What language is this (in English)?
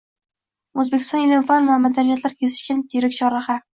Uzbek